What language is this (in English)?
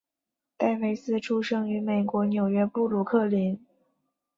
Chinese